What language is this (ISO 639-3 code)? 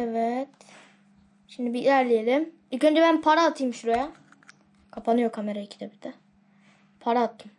tur